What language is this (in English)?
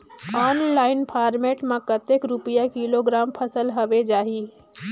Chhattisgarhi